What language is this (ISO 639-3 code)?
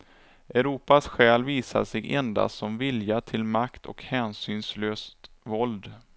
swe